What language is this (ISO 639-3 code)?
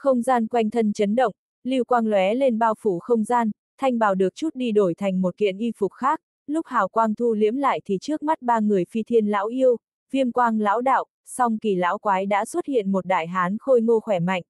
vie